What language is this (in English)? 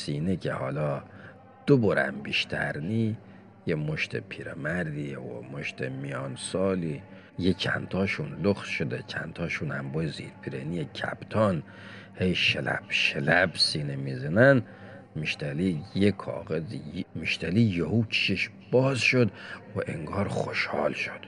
Persian